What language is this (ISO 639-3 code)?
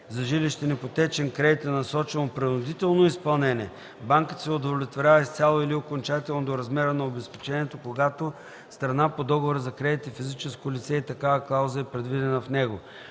bul